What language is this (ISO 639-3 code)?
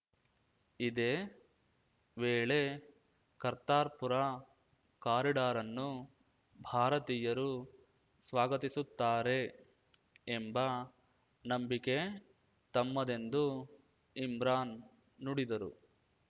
kan